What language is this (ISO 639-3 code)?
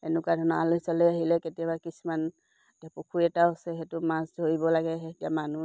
asm